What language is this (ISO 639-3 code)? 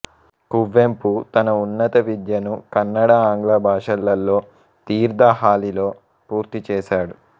tel